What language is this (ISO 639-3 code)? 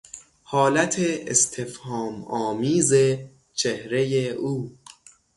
fas